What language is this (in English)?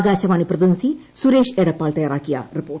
Malayalam